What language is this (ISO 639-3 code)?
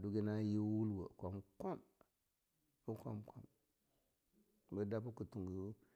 lnu